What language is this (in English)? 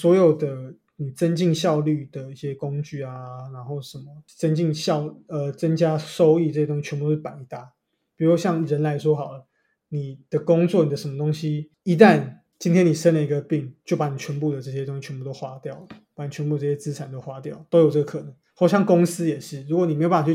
Chinese